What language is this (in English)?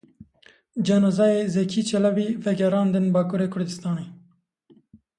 Kurdish